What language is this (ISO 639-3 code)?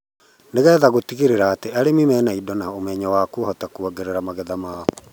kik